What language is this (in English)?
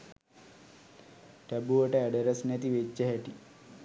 Sinhala